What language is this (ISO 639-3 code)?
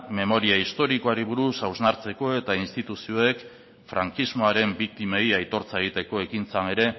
eus